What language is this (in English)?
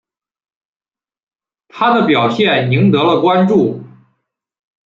Chinese